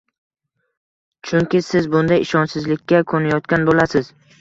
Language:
Uzbek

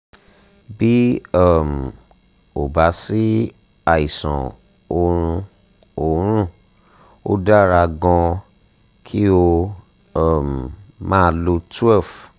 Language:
Yoruba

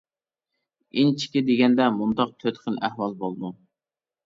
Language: Uyghur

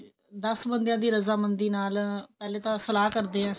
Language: Punjabi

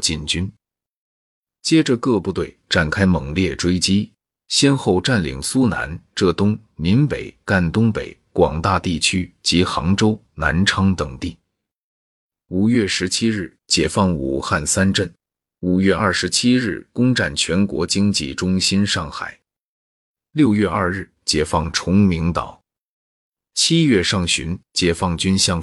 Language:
Chinese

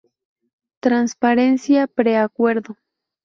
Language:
Spanish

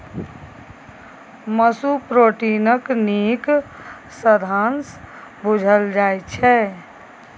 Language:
Maithili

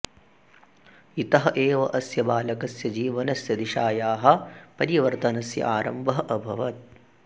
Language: Sanskrit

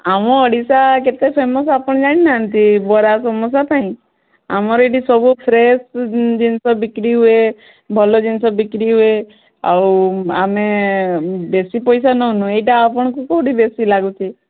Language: Odia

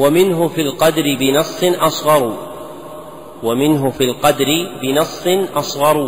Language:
Arabic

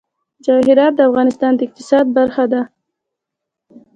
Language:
Pashto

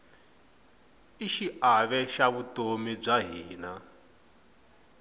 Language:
Tsonga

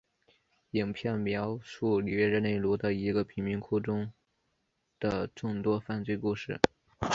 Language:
Chinese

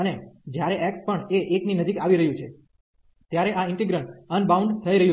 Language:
Gujarati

